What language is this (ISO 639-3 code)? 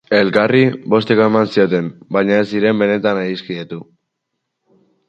eus